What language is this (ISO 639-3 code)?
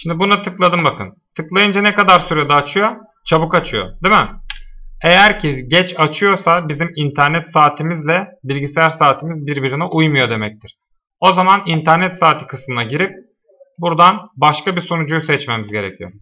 tur